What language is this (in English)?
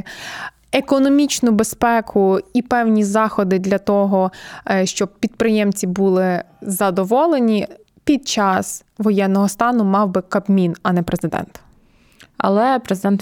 Ukrainian